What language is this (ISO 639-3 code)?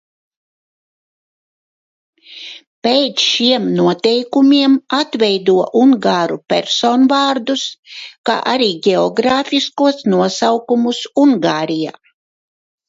lav